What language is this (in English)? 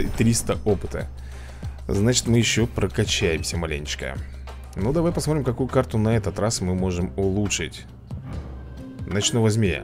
Russian